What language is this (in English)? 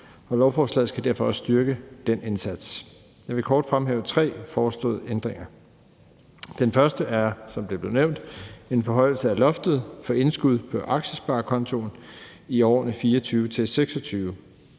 Danish